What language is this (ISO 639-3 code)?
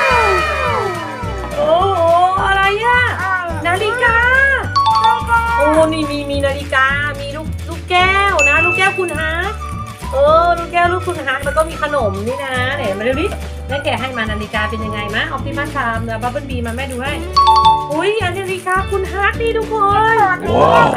tha